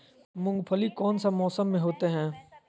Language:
Magahi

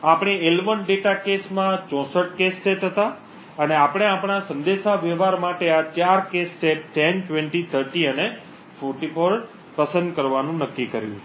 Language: Gujarati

